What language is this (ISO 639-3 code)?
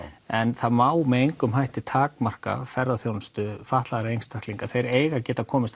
isl